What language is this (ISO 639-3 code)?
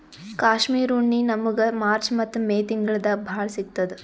kan